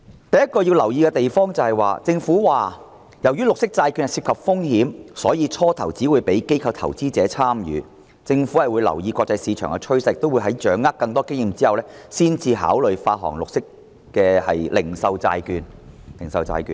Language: Cantonese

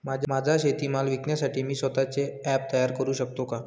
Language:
Marathi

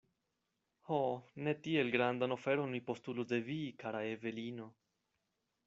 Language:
Esperanto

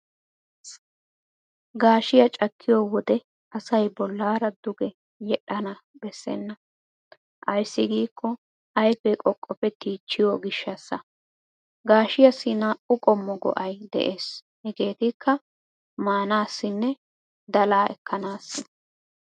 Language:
Wolaytta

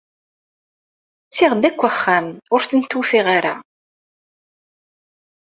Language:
Kabyle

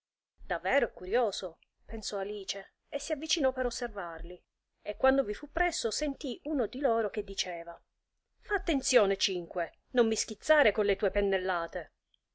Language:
Italian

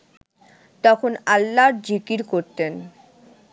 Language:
Bangla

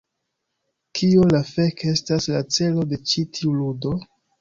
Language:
Esperanto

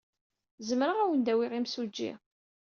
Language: Kabyle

